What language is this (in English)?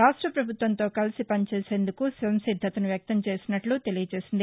Telugu